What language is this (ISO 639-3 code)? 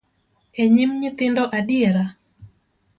luo